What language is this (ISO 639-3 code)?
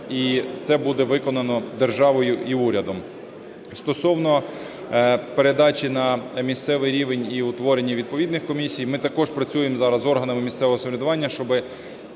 ukr